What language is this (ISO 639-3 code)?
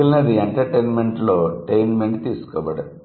tel